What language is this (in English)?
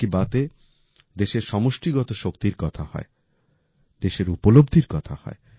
Bangla